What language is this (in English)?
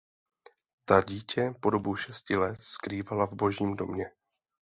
Czech